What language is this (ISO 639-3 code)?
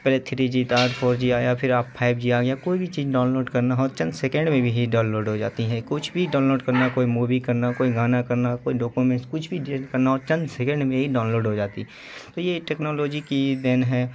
urd